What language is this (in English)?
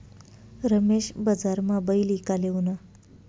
Marathi